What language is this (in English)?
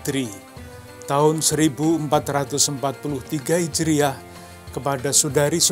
Indonesian